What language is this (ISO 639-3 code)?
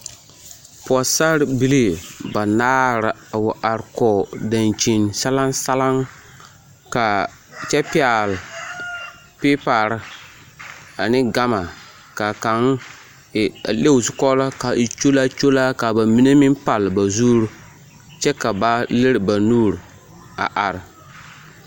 dga